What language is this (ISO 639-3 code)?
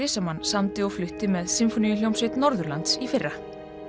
isl